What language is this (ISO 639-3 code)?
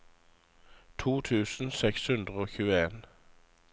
nor